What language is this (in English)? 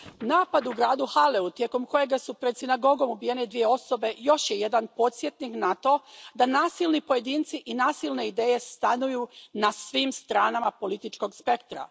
Croatian